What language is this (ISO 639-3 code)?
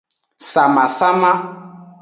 ajg